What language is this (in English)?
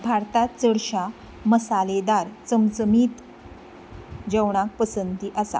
Konkani